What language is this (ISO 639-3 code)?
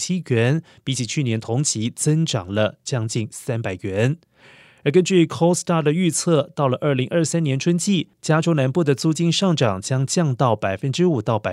zho